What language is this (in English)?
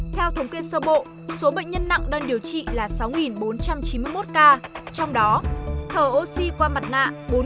Vietnamese